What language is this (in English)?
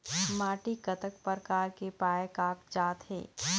Chhattisgarhi